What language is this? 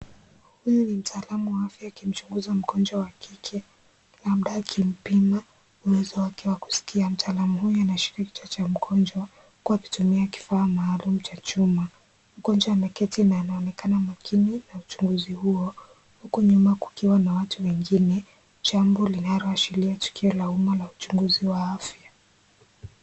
Swahili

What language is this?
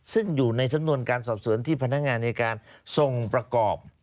Thai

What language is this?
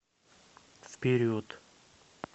Russian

